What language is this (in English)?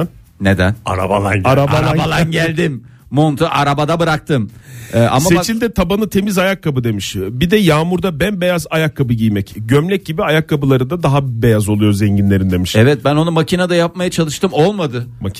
Turkish